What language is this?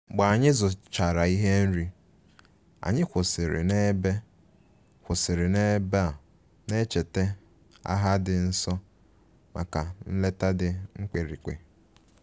Igbo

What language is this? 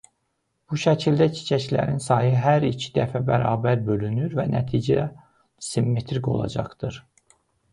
Azerbaijani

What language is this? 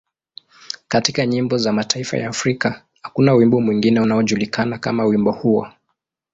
Swahili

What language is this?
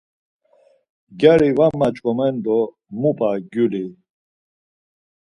Laz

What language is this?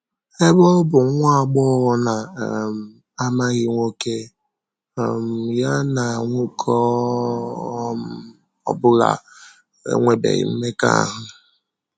Igbo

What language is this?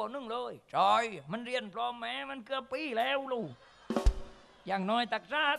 Thai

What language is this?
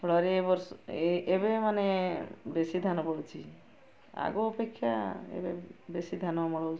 Odia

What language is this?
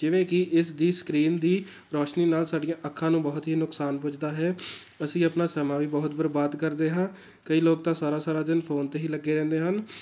Punjabi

